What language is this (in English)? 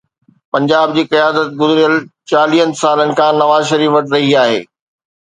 Sindhi